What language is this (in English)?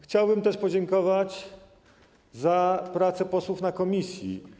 Polish